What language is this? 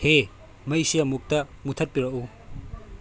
Manipuri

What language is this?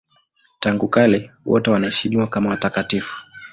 Swahili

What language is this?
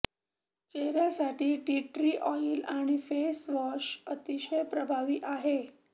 Marathi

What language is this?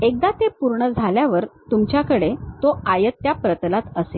Marathi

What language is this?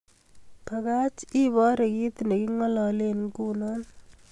Kalenjin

